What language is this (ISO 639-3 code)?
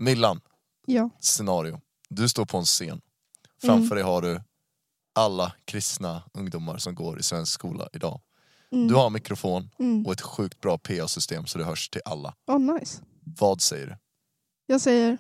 swe